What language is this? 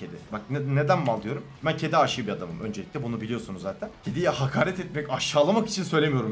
Turkish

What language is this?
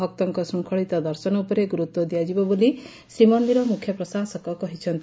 Odia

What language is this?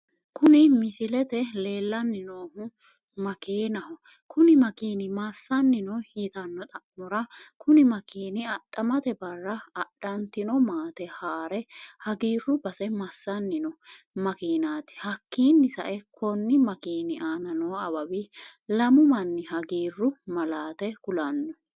Sidamo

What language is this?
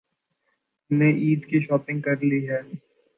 Urdu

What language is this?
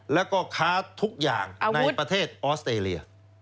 Thai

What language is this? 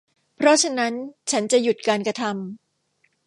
Thai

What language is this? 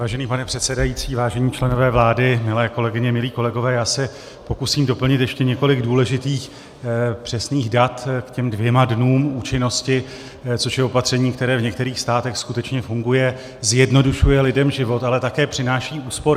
Czech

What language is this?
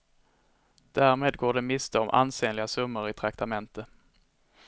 Swedish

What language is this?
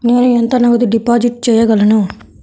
Telugu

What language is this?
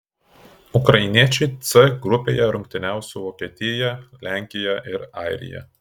Lithuanian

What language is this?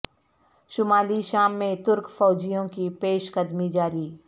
Urdu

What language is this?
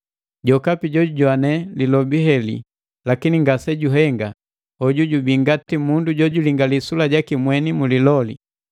Matengo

